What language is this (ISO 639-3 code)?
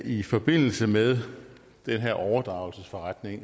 dan